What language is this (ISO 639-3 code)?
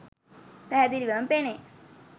sin